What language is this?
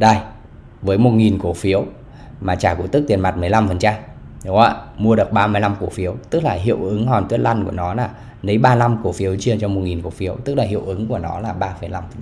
Vietnamese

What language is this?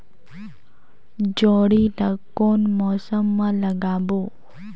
Chhattisgarhi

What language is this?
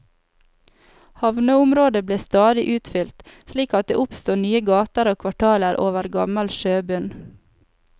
Norwegian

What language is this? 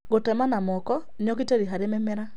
Kikuyu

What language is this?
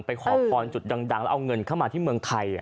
Thai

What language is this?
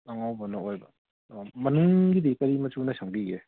Manipuri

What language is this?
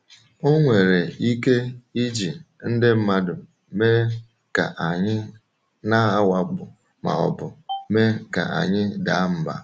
Igbo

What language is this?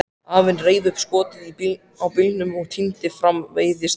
Icelandic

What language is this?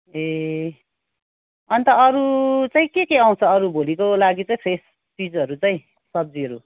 Nepali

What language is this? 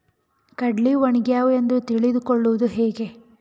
Kannada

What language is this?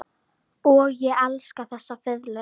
Icelandic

